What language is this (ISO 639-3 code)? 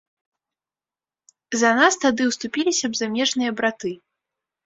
bel